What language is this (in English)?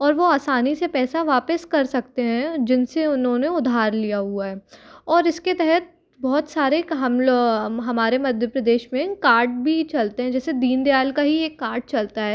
Hindi